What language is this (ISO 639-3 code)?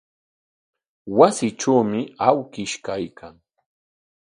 qwa